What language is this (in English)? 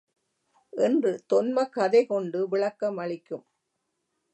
Tamil